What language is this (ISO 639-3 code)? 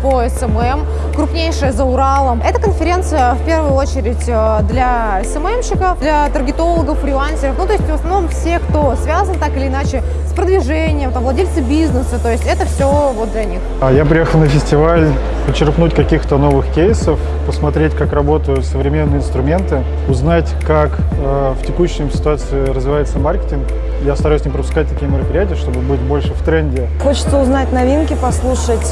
rus